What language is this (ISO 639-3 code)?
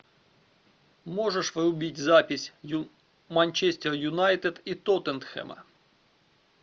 rus